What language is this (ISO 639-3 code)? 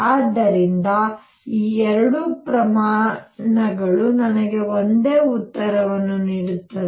kan